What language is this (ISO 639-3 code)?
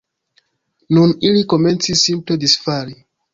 epo